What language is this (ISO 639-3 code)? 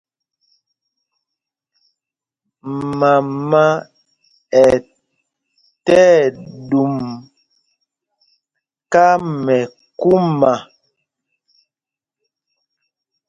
mgg